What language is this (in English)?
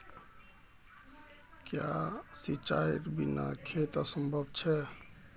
Magahi